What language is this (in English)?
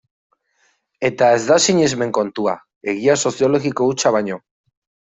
Basque